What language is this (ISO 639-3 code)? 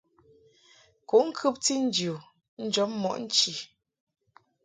mhk